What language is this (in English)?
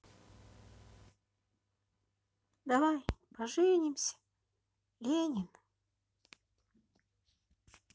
Russian